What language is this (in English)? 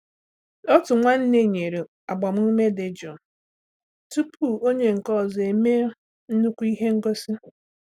Igbo